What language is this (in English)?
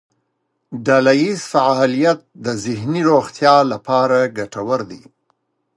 Pashto